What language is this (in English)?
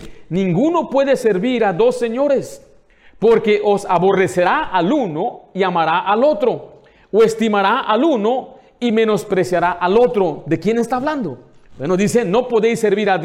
Spanish